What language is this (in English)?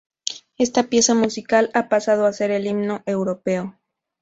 Spanish